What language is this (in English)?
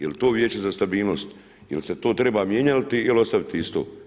Croatian